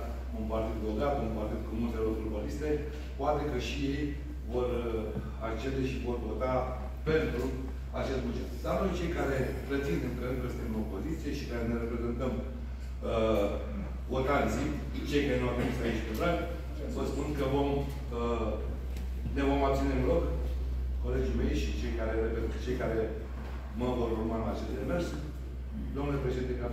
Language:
Romanian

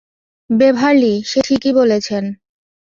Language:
Bangla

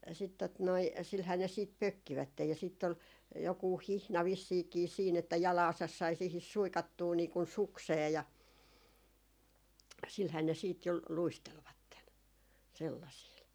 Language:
Finnish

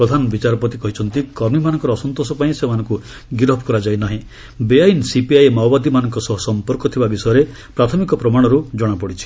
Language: Odia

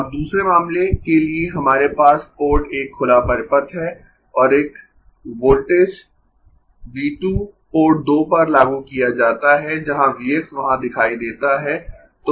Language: Hindi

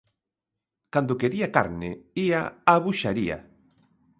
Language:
Galician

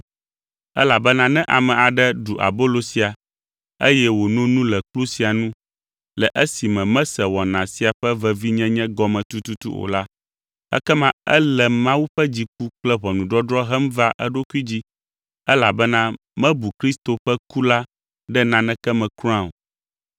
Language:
Ewe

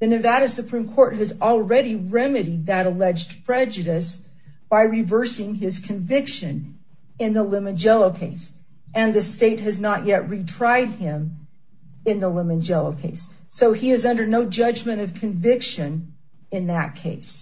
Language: English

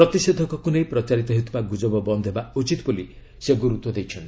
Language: Odia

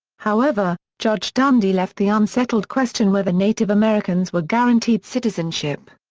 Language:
English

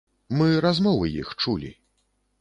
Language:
Belarusian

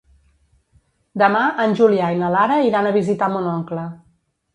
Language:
Catalan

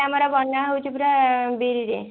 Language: Odia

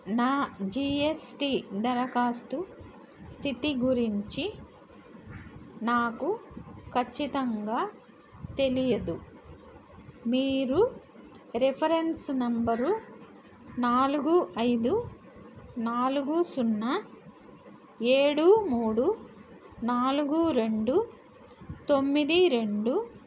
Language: Telugu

